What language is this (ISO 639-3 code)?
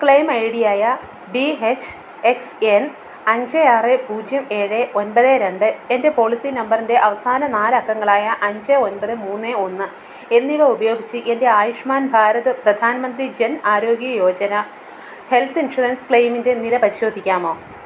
mal